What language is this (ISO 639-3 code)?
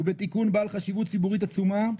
heb